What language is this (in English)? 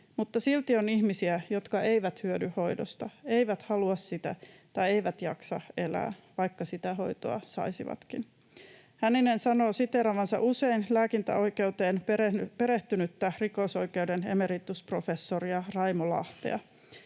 Finnish